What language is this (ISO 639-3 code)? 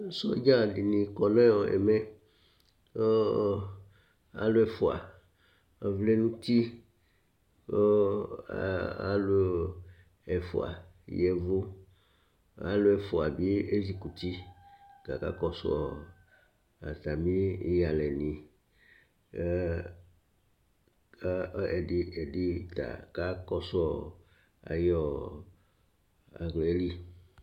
kpo